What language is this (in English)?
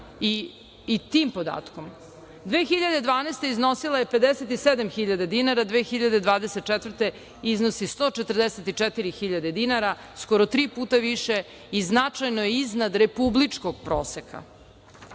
Serbian